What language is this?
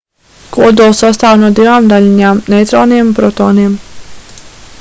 Latvian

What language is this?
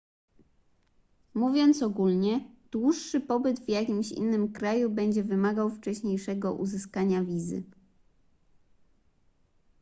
Polish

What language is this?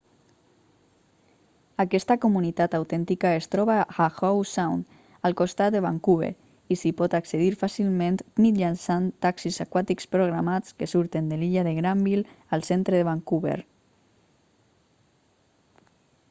Catalan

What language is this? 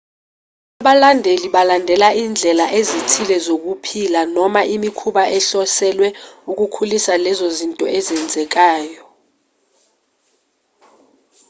Zulu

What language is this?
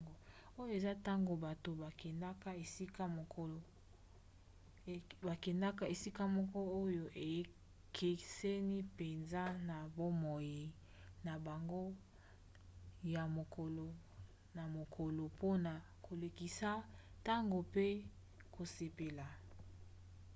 Lingala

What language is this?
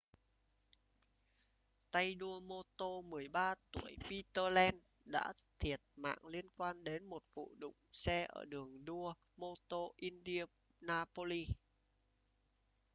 Vietnamese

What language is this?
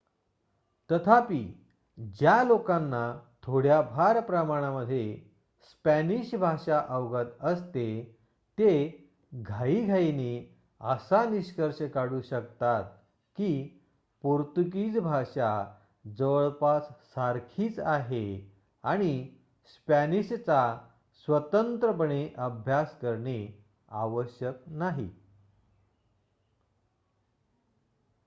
Marathi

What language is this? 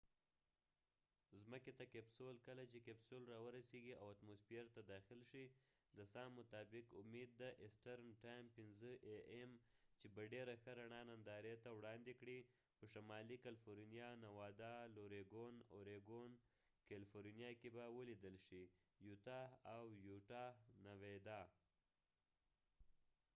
Pashto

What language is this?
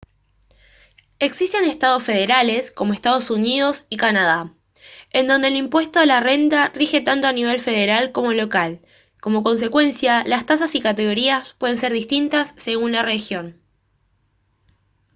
Spanish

